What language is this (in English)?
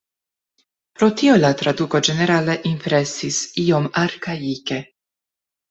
Esperanto